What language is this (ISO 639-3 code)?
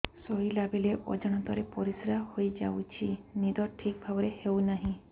ori